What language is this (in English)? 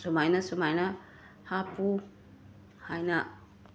Manipuri